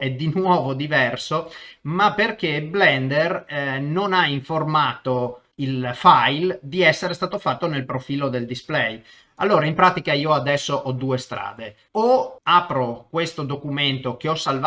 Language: Italian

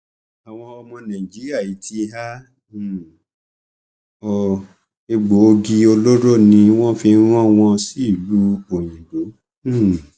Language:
Yoruba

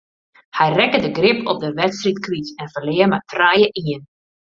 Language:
Western Frisian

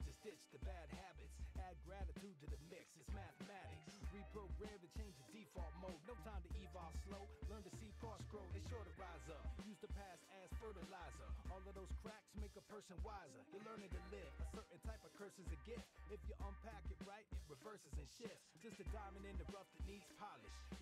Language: English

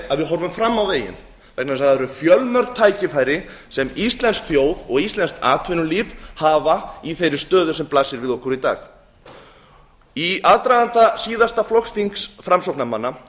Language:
Icelandic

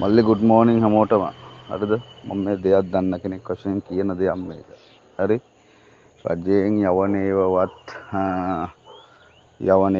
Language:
Indonesian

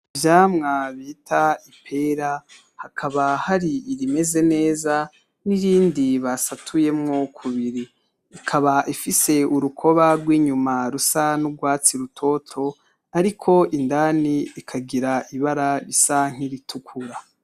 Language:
Rundi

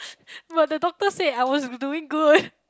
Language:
English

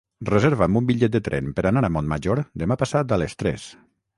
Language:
Catalan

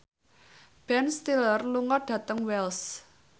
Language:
Javanese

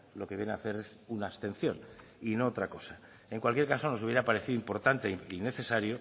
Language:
Spanish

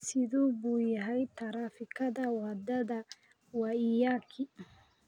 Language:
Somali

